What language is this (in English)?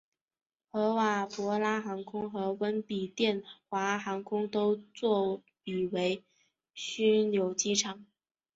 Chinese